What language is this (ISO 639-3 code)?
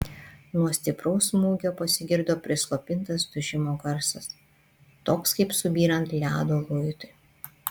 lit